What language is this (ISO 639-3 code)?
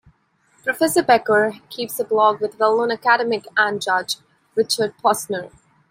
eng